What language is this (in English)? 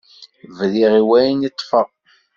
Kabyle